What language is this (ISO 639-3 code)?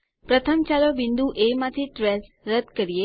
guj